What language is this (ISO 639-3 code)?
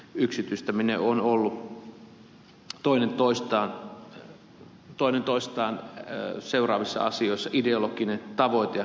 fin